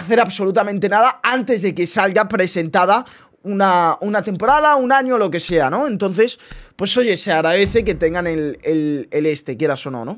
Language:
Spanish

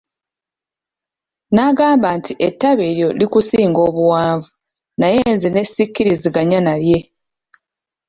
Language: Ganda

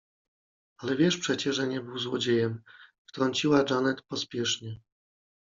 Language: Polish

